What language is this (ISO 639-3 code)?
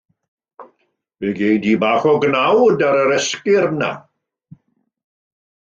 cym